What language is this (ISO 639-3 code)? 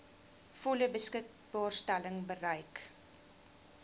afr